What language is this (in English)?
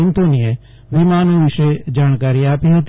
Gujarati